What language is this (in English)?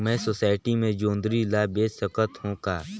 Chhattisgarhi